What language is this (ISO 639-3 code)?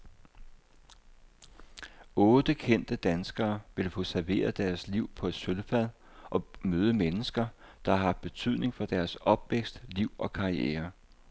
dan